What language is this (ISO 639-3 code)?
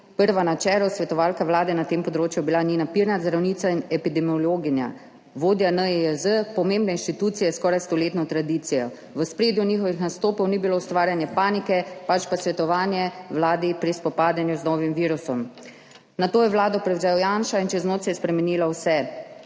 slv